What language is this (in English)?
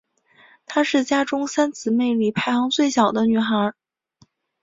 Chinese